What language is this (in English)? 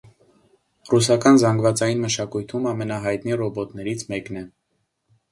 Armenian